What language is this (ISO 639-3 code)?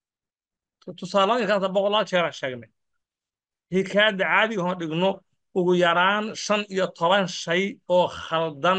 ara